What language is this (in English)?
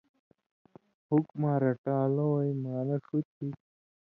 Indus Kohistani